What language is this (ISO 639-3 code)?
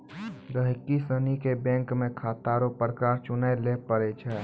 mai